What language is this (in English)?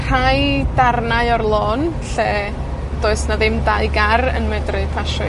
Welsh